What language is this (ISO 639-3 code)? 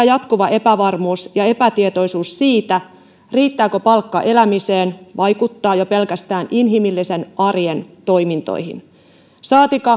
fin